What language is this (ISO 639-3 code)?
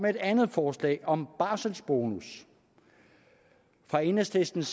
dan